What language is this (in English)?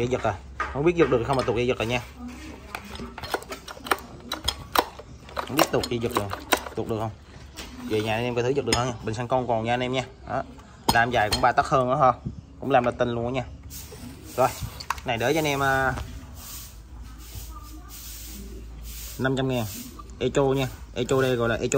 Vietnamese